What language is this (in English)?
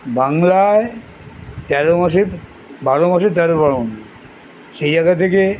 Bangla